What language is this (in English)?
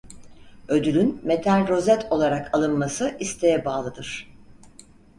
Turkish